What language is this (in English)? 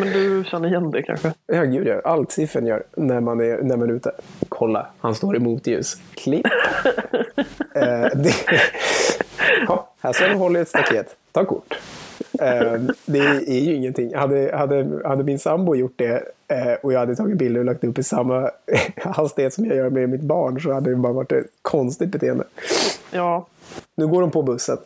Swedish